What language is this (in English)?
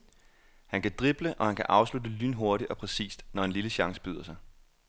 Danish